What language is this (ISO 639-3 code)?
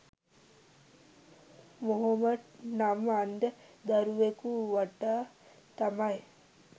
sin